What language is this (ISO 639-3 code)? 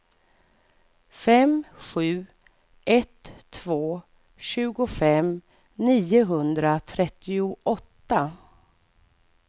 swe